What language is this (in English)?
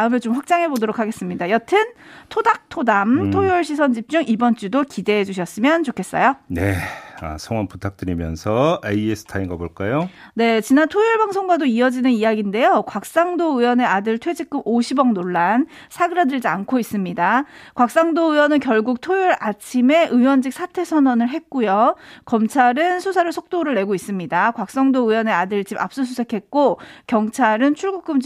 Korean